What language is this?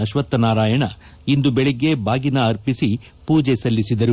Kannada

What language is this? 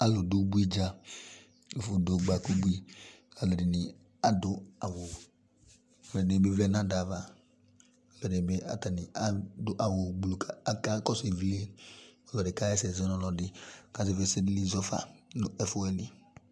Ikposo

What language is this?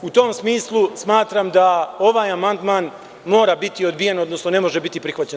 Serbian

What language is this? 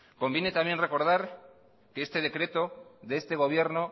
Spanish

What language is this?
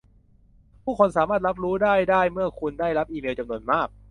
Thai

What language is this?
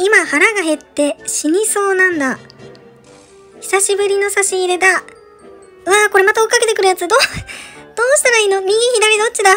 Japanese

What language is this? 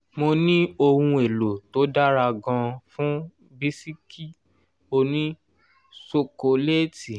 Yoruba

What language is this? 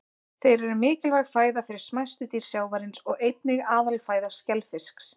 Icelandic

